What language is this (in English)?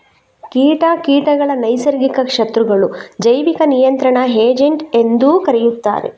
Kannada